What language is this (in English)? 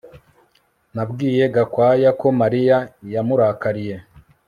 Kinyarwanda